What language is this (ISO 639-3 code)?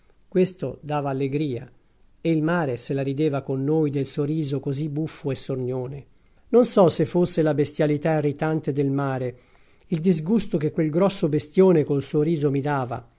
ita